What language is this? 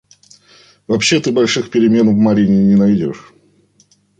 Russian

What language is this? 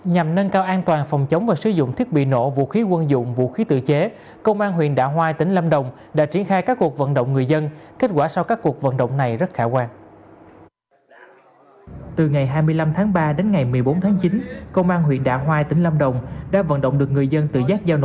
Vietnamese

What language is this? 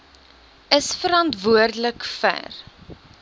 Afrikaans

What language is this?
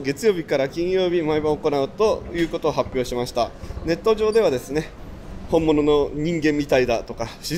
Japanese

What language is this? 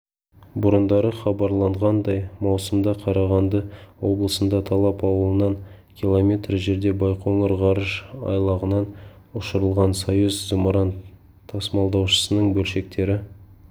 Kazakh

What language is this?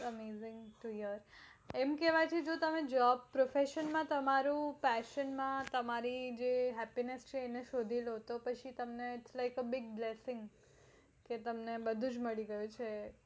Gujarati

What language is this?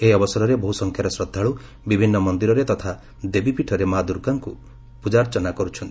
Odia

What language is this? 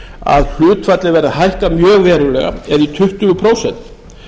Icelandic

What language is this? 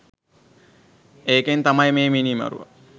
Sinhala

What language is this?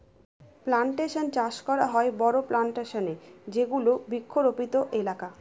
Bangla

